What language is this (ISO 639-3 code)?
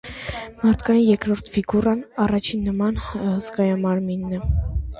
hye